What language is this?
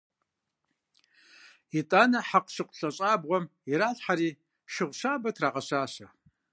Kabardian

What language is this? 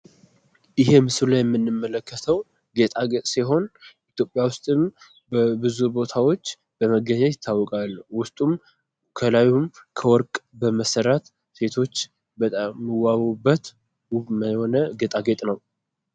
Amharic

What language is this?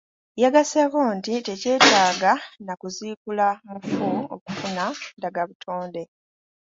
Ganda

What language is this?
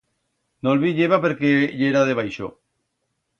Aragonese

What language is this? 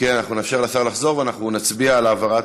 Hebrew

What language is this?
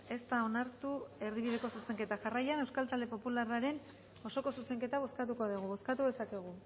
Basque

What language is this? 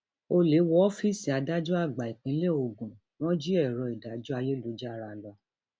Yoruba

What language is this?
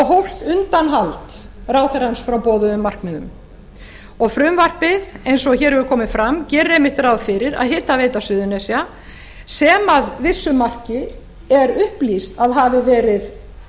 Icelandic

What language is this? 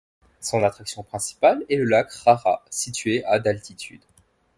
French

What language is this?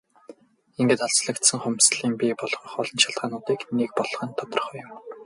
Mongolian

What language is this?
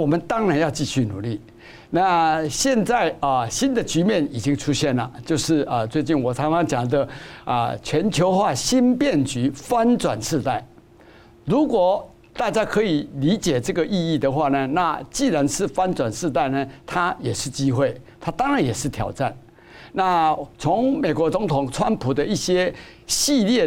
Chinese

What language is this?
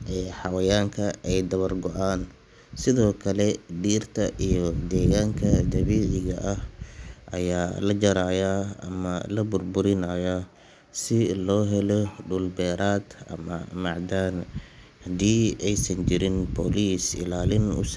Somali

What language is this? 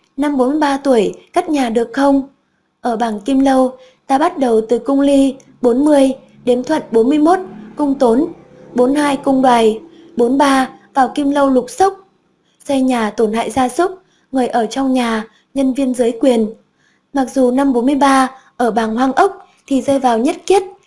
Vietnamese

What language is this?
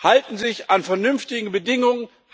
German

